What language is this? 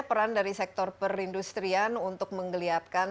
Indonesian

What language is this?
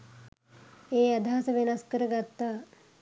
Sinhala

